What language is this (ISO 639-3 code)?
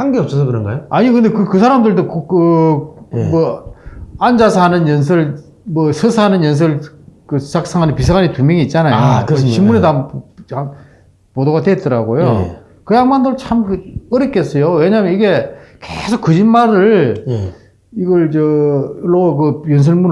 kor